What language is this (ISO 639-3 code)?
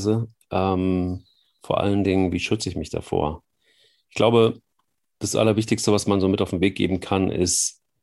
deu